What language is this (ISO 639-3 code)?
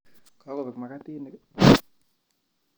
kln